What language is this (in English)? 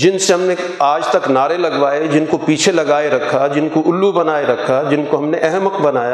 Urdu